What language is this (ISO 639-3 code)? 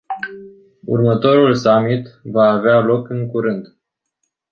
ron